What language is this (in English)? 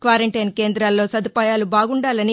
Telugu